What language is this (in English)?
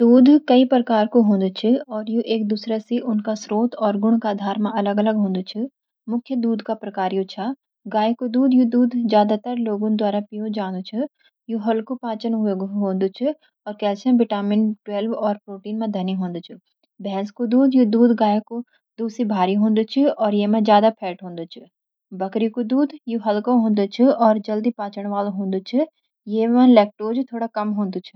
Garhwali